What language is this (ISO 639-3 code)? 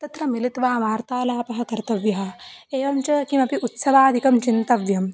san